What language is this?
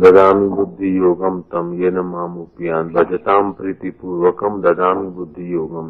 Hindi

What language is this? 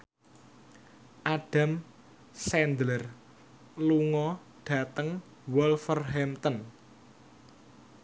Javanese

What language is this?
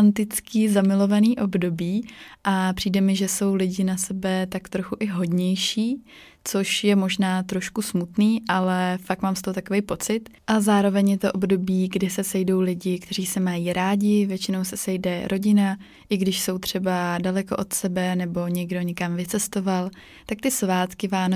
Czech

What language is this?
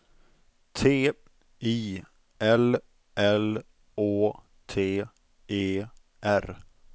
Swedish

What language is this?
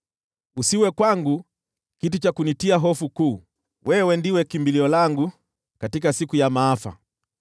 Swahili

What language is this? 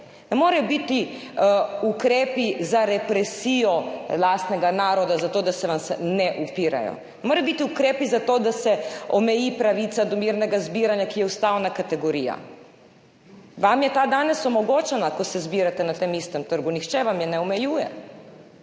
Slovenian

